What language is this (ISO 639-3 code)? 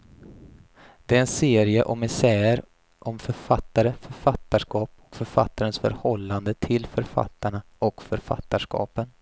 swe